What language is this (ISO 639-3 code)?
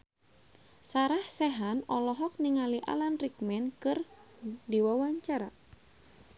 sun